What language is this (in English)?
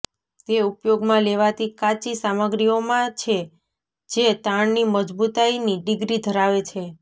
Gujarati